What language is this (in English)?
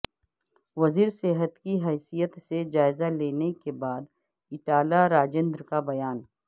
Urdu